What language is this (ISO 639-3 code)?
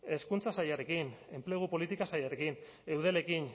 eus